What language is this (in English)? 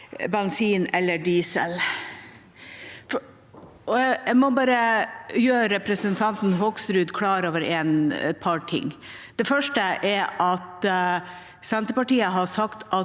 Norwegian